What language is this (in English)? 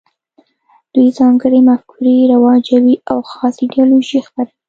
Pashto